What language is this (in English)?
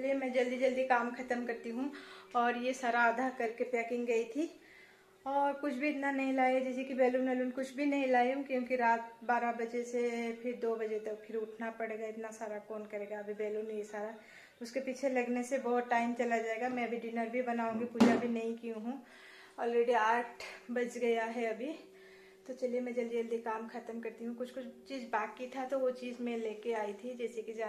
Hindi